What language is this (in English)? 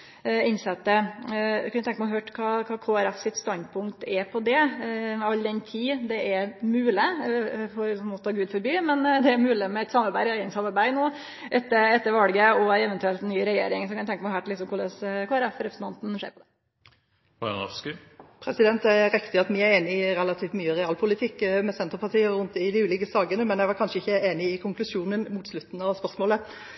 Norwegian